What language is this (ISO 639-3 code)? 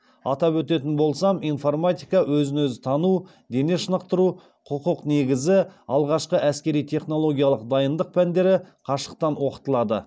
kaz